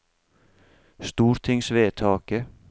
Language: Norwegian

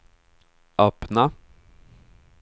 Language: Swedish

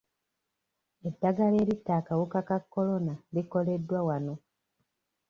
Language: Ganda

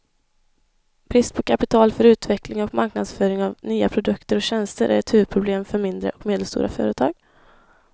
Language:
Swedish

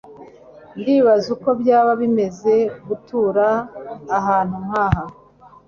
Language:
Kinyarwanda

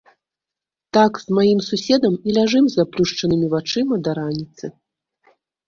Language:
Belarusian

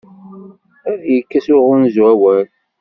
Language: Kabyle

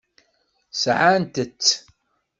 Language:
Kabyle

